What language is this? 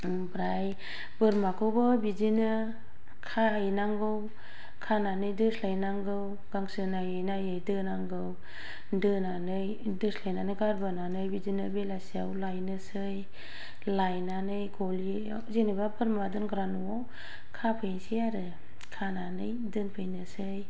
Bodo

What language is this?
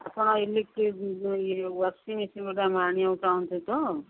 Odia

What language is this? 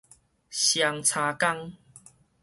Min Nan Chinese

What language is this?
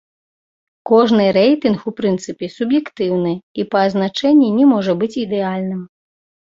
Belarusian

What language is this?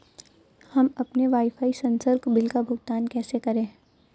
Hindi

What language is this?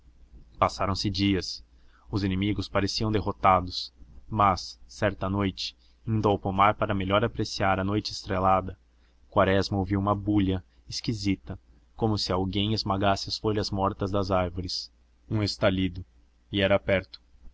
Portuguese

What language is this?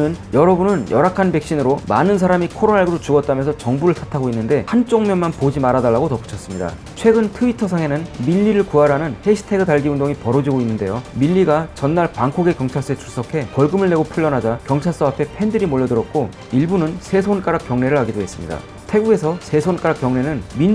Korean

